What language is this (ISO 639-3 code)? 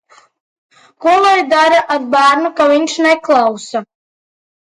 lav